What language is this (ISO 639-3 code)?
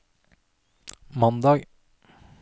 nor